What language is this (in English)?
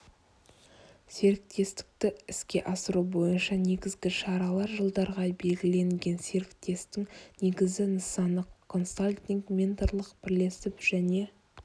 Kazakh